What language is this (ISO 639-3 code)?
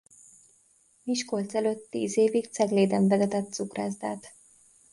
hun